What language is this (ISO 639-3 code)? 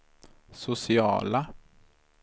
swe